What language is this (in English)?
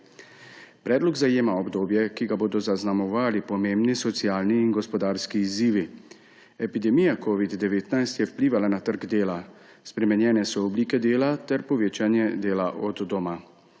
Slovenian